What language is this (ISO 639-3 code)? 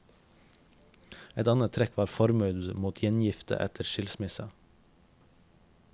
nor